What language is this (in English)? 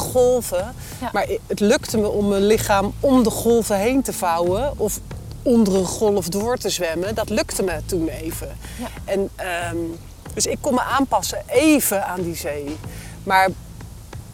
Dutch